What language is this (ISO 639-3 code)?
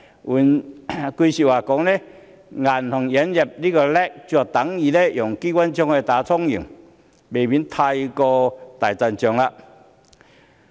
yue